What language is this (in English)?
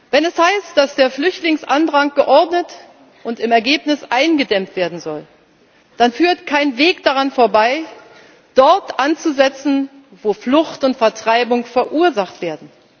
German